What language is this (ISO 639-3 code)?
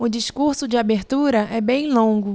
por